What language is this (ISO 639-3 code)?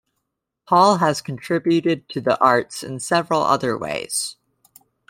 eng